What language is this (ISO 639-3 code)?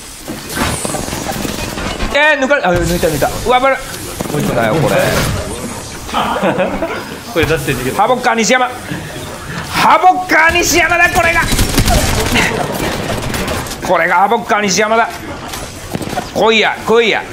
jpn